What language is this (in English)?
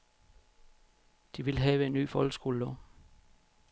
Danish